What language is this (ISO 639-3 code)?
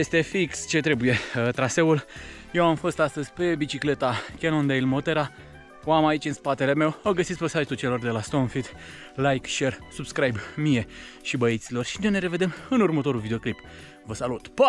ron